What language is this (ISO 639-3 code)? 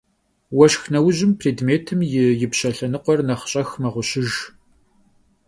kbd